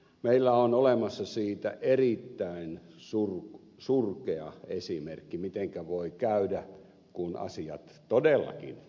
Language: Finnish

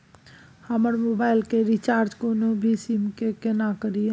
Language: Maithili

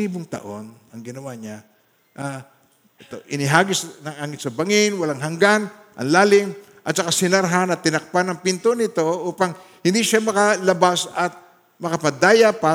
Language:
Filipino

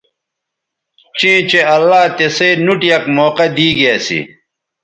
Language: Bateri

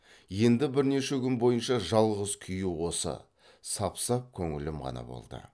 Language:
Kazakh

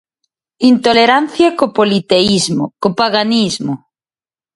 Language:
Galician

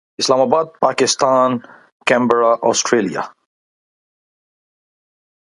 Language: Urdu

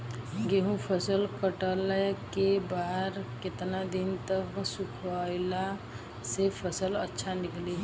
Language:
Bhojpuri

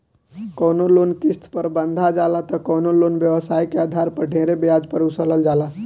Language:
Bhojpuri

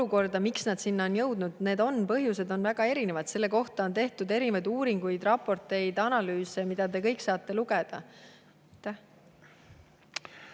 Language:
Estonian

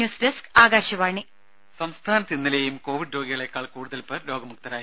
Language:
Malayalam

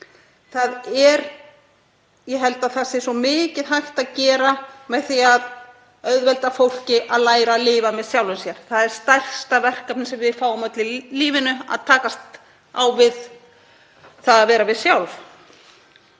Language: Icelandic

